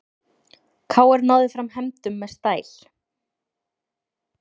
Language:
Icelandic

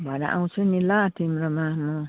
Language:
Nepali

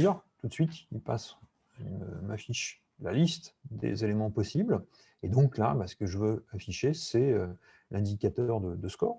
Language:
French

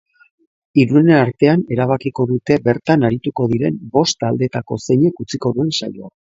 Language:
Basque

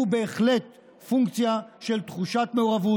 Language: Hebrew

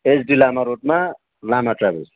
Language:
Nepali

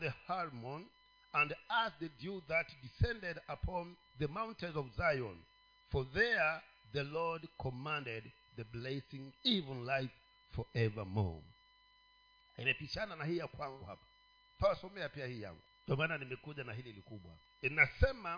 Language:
Swahili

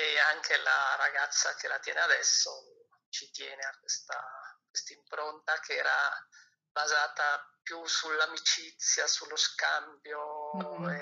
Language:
Italian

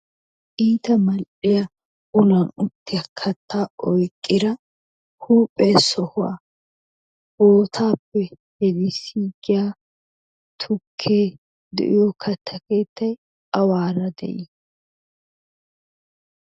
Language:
Wolaytta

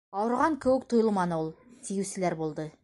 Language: Bashkir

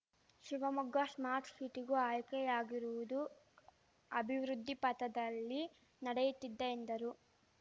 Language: Kannada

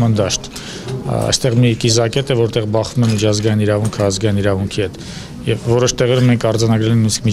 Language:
Turkish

